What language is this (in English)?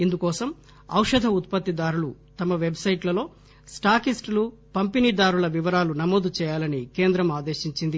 Telugu